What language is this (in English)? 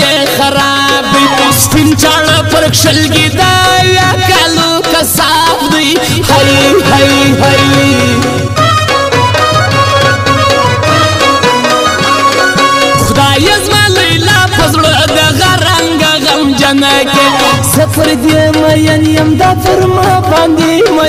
Arabic